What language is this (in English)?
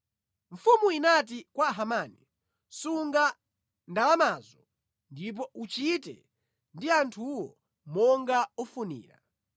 Nyanja